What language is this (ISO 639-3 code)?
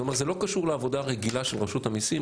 heb